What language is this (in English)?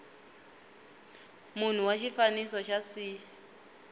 Tsonga